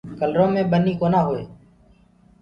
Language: Gurgula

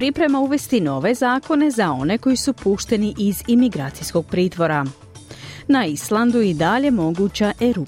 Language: Croatian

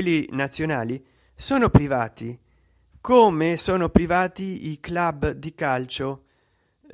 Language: Italian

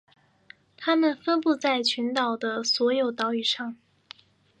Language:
Chinese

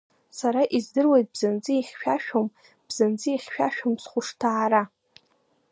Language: Abkhazian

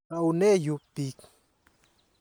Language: Kalenjin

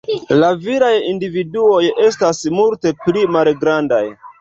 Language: Esperanto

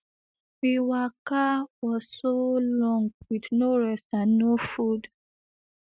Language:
Nigerian Pidgin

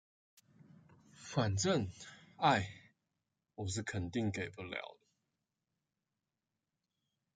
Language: Chinese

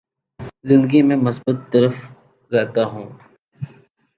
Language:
Urdu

